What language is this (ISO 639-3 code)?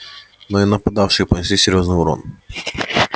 rus